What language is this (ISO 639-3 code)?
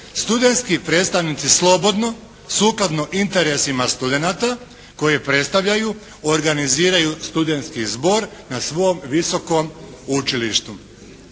hrv